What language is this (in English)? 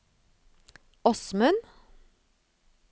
Norwegian